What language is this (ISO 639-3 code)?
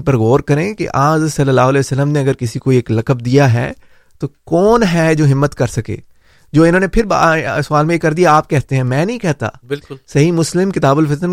urd